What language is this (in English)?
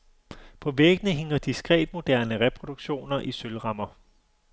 Danish